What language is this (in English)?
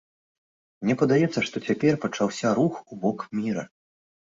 Belarusian